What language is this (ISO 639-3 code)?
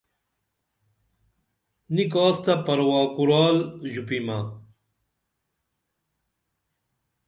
dml